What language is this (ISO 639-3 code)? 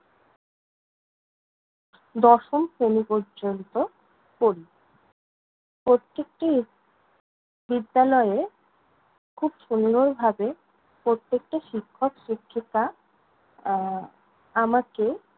ben